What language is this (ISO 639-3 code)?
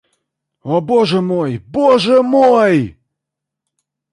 rus